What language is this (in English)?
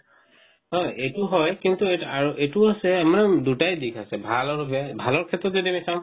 Assamese